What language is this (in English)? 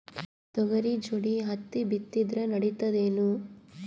Kannada